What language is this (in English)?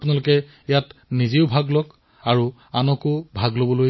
Assamese